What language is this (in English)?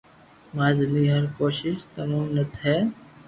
Loarki